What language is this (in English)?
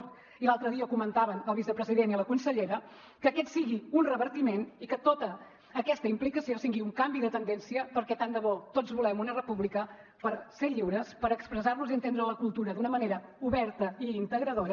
Catalan